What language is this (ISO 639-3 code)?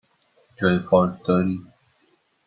fas